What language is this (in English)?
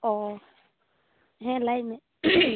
Santali